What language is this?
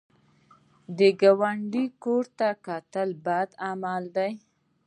Pashto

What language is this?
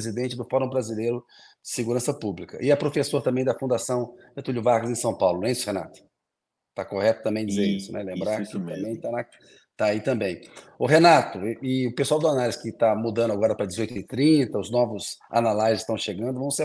Portuguese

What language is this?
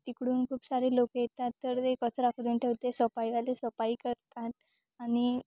Marathi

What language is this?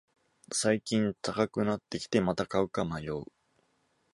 Japanese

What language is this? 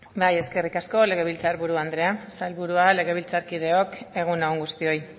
Basque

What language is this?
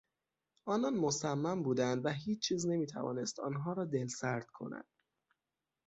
Persian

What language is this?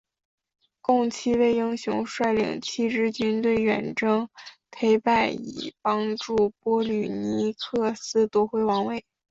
Chinese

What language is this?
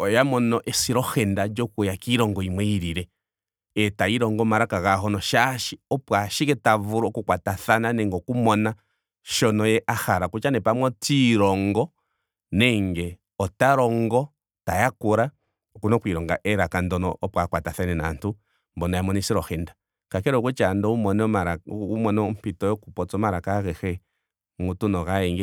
Ndonga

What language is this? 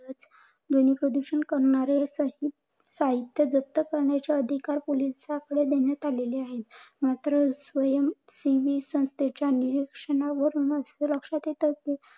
Marathi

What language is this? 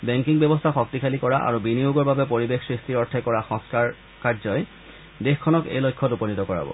Assamese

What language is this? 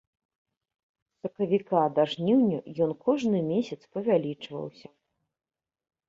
Belarusian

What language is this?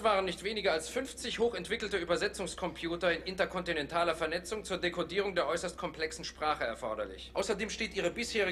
German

